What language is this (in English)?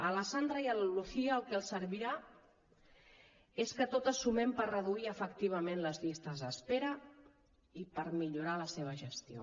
Catalan